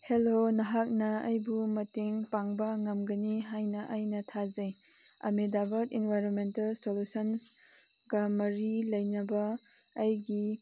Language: Manipuri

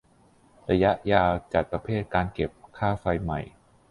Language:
Thai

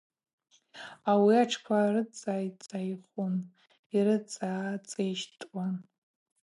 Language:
Abaza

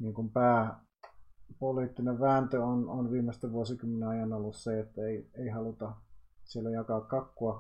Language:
Finnish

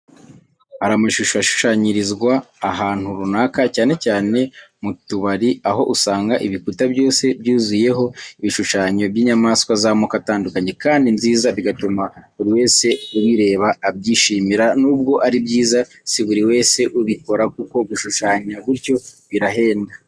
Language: Kinyarwanda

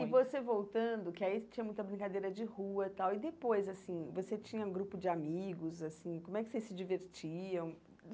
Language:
Portuguese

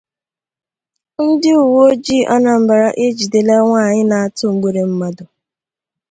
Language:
Igbo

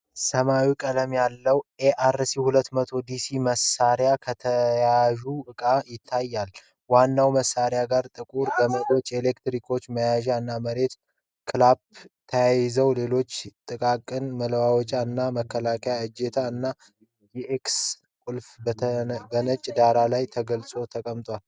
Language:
Amharic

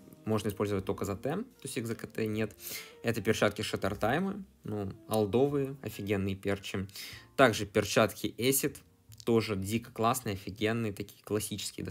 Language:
Russian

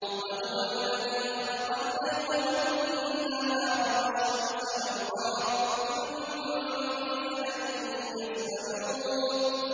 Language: Arabic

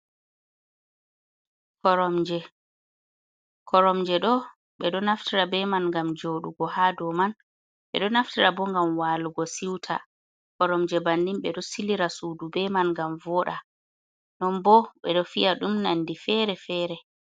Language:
Fula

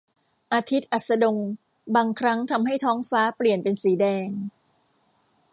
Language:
Thai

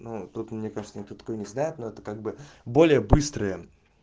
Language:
Russian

